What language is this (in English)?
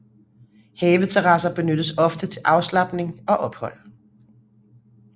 Danish